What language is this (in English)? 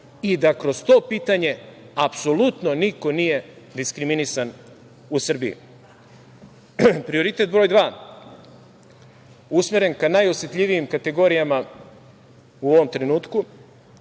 Serbian